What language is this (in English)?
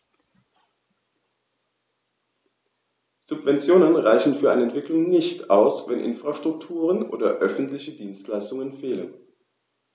German